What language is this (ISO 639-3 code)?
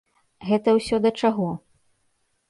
bel